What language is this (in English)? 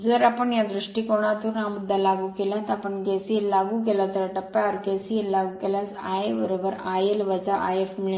Marathi